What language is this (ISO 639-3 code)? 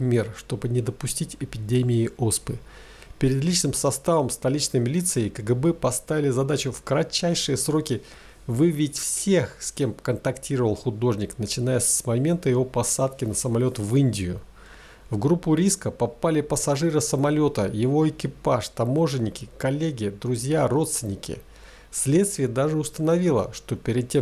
rus